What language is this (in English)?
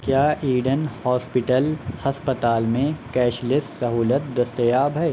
Urdu